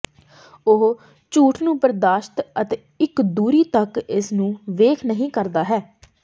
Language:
Punjabi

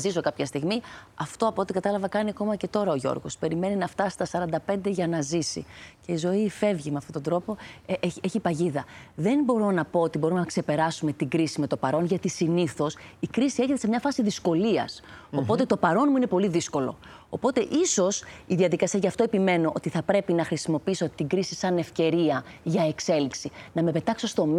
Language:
Greek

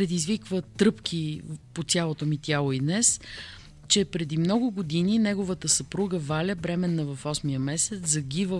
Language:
Bulgarian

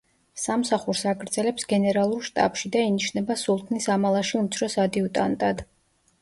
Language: Georgian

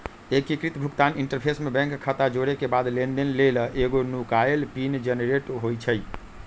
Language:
Magahi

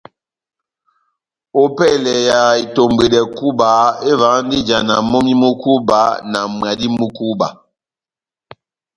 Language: Batanga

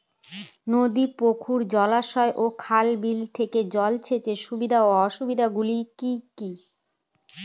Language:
Bangla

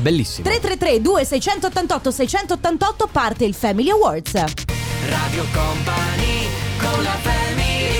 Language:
Italian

